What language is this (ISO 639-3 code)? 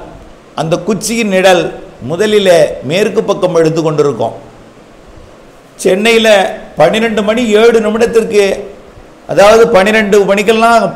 tam